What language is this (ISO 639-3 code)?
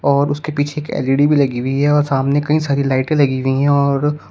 hin